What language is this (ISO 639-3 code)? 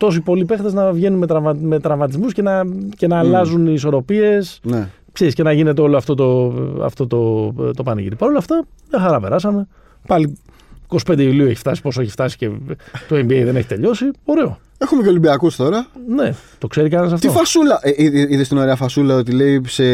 ell